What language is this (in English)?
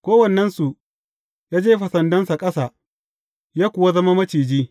Hausa